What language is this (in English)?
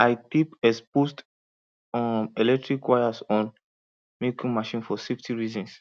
Nigerian Pidgin